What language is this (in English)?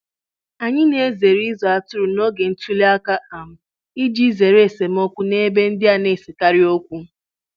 Igbo